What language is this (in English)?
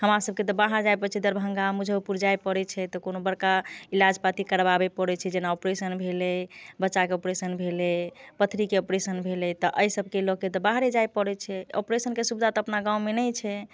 Maithili